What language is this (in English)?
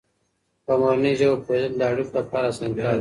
Pashto